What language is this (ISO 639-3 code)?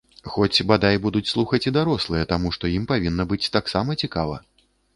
bel